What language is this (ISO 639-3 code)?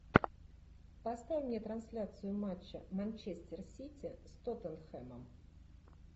rus